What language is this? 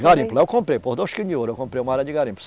Portuguese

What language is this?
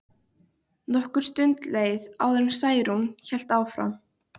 Icelandic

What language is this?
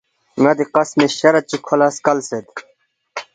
Balti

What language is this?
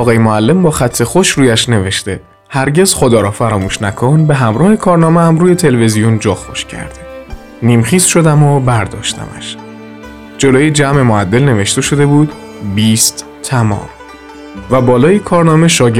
Persian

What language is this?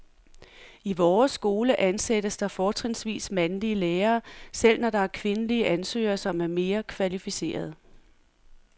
Danish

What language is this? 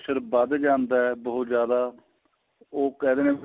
Punjabi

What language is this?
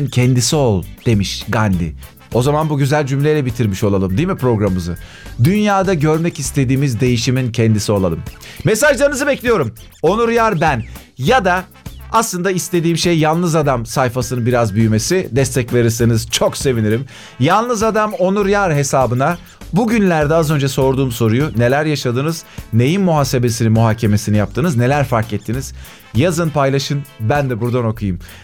Turkish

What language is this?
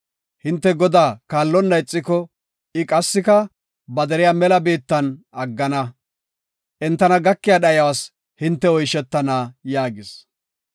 Gofa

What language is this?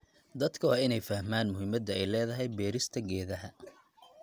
Somali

